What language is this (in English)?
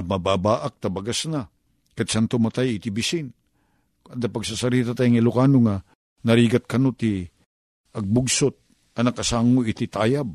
Filipino